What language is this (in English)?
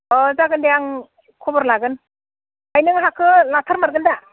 Bodo